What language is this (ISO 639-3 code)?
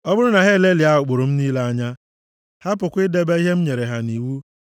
ibo